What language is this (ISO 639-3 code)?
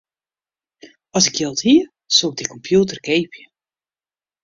fry